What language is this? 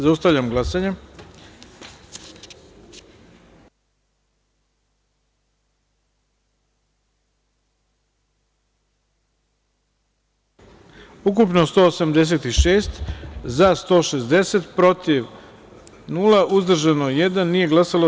Serbian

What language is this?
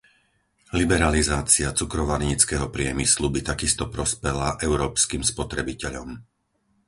Slovak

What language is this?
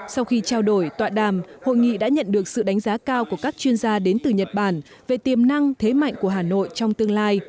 Vietnamese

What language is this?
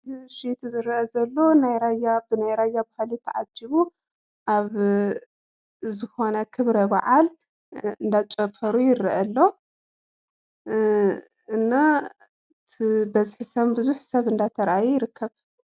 Tigrinya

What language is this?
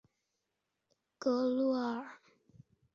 Chinese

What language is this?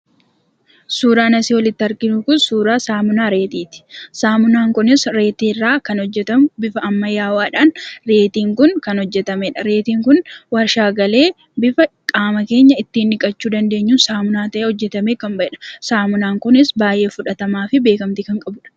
Oromo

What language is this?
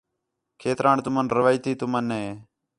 Khetrani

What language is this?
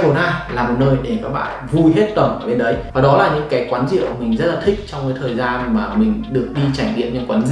Vietnamese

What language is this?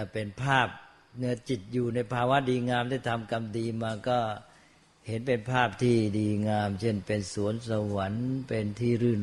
Thai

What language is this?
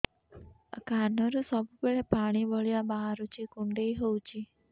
Odia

